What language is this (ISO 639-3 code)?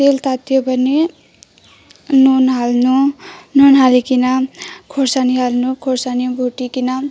nep